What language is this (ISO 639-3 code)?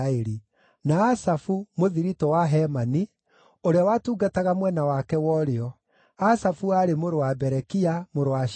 kik